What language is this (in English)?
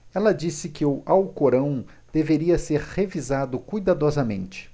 Portuguese